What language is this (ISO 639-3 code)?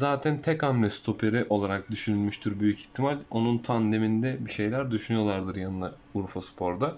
tur